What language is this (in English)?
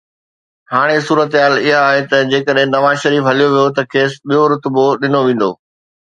Sindhi